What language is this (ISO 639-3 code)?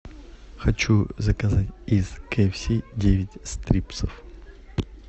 rus